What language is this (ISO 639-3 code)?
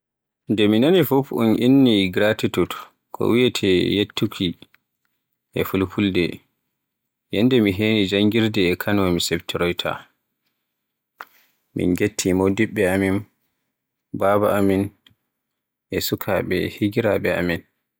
fue